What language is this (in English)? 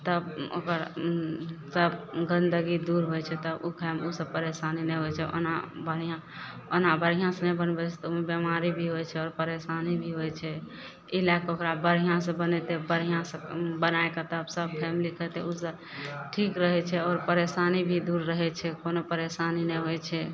Maithili